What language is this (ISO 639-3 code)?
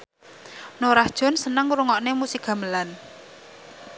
jav